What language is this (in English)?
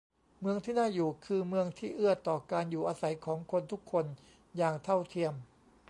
Thai